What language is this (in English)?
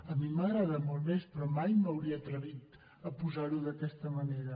Catalan